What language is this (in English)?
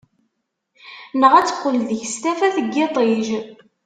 Kabyle